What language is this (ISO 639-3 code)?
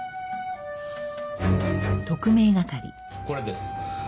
jpn